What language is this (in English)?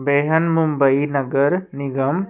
Punjabi